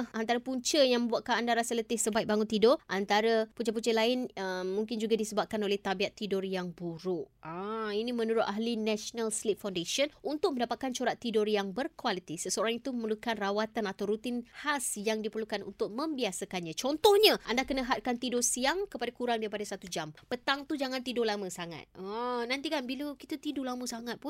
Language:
Malay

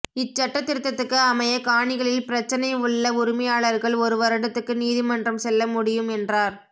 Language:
Tamil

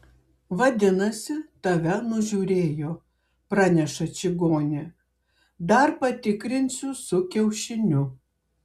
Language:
Lithuanian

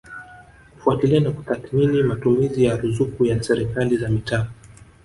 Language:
Swahili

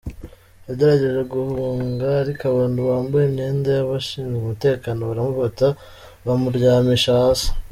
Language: Kinyarwanda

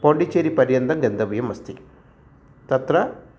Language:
Sanskrit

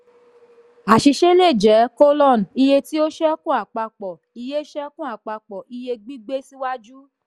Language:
Yoruba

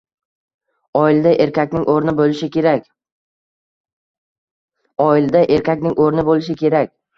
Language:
Uzbek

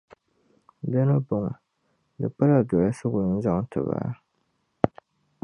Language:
Dagbani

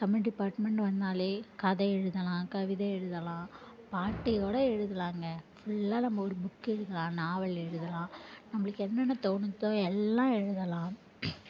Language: Tamil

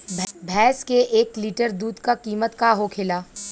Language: Bhojpuri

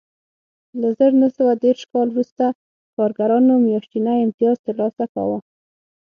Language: Pashto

